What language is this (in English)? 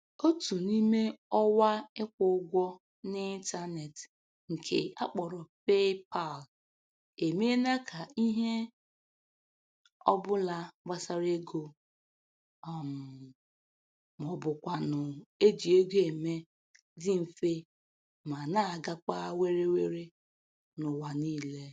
Igbo